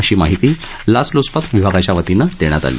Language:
Marathi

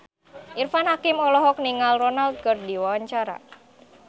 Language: Sundanese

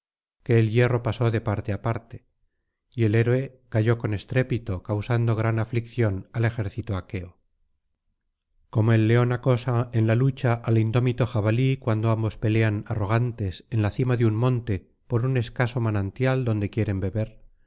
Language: Spanish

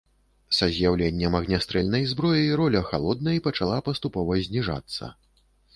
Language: Belarusian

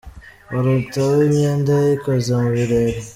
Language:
Kinyarwanda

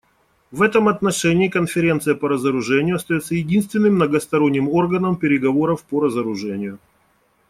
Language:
Russian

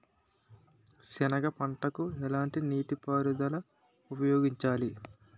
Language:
Telugu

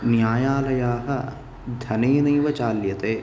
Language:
Sanskrit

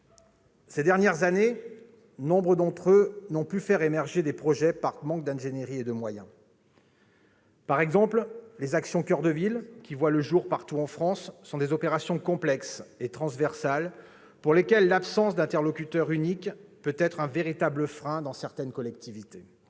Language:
French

